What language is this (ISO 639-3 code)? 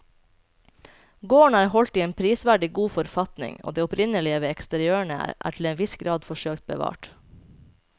nor